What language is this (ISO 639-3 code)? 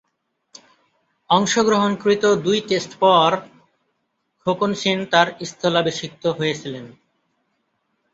ben